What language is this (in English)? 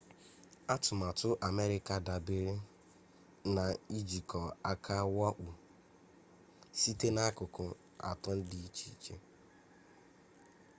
Igbo